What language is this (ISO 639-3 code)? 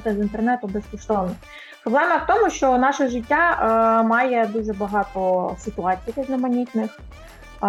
ukr